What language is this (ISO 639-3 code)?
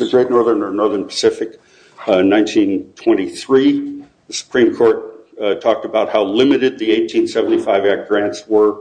eng